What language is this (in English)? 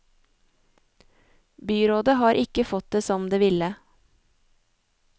Norwegian